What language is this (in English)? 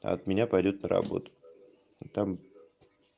Russian